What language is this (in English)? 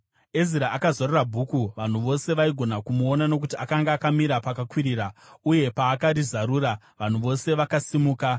Shona